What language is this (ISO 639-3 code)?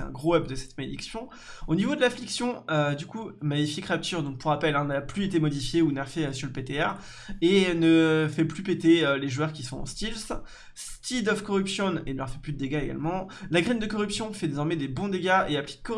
fra